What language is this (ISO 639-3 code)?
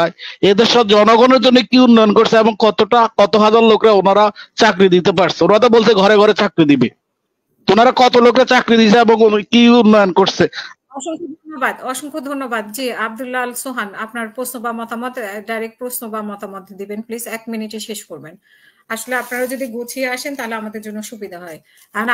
tur